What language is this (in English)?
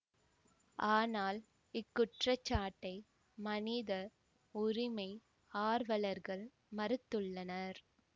Tamil